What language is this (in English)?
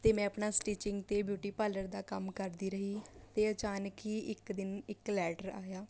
Punjabi